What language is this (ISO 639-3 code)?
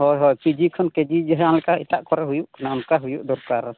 sat